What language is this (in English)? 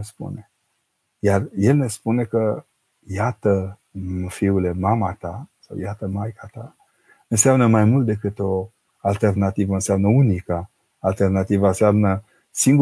Romanian